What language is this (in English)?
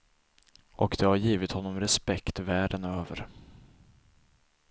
Swedish